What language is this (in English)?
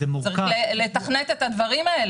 Hebrew